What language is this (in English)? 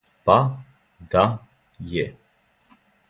Serbian